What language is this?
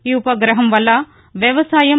Telugu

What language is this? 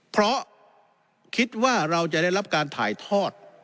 Thai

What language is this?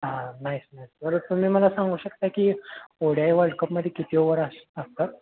Marathi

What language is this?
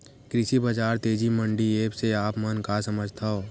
Chhattisgarhi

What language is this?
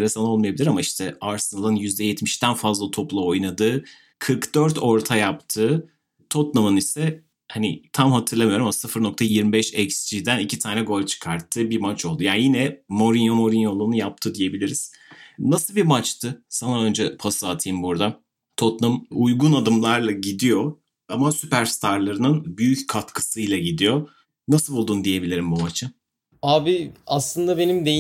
Turkish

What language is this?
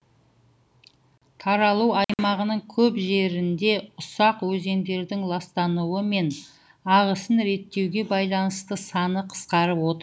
Kazakh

